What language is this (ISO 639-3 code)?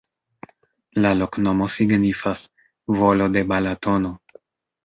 epo